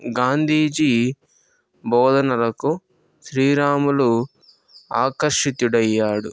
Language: Telugu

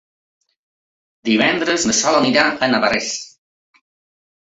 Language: Catalan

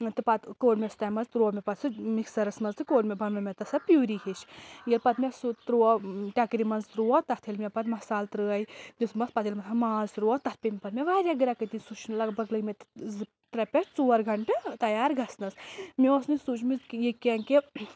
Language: Kashmiri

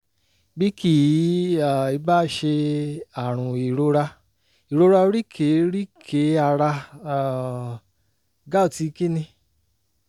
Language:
Yoruba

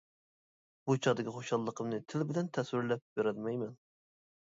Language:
Uyghur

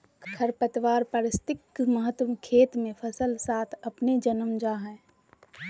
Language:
Magahi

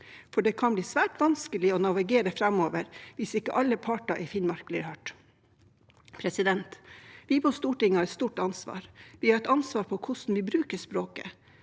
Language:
Norwegian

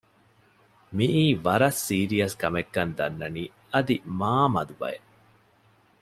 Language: Divehi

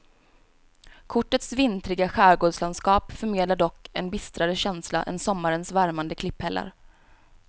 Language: Swedish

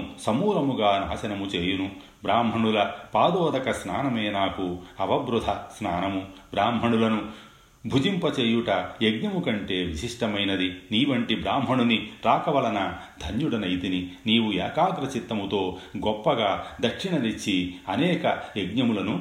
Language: Telugu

